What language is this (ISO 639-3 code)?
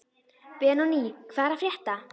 isl